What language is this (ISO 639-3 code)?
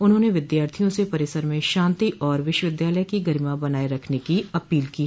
hin